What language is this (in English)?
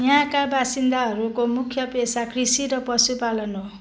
Nepali